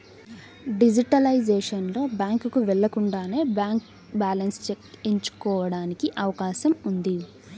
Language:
Telugu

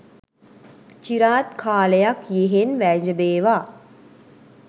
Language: Sinhala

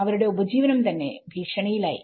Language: Malayalam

